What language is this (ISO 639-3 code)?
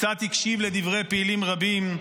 heb